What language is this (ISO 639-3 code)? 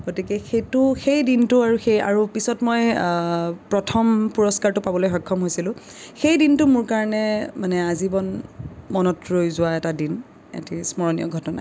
asm